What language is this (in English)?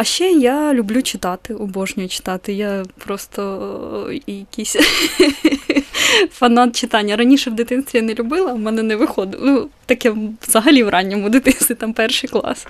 Ukrainian